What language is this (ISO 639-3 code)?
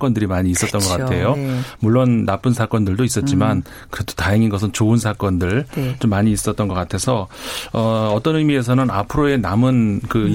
kor